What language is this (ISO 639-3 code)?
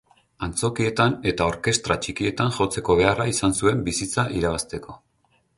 eus